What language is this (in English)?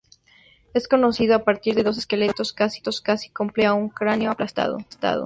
Spanish